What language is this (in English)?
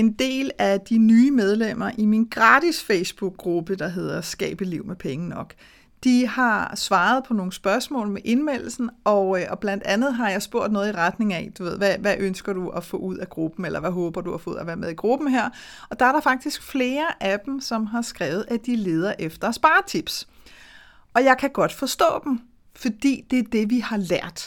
Danish